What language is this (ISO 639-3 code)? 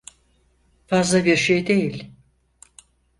tur